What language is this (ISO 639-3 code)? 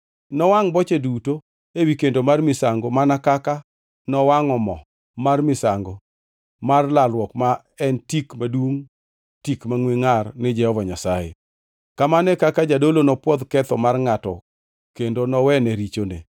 luo